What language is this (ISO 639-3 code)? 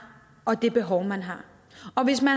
dan